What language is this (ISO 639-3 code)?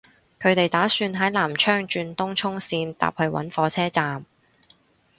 yue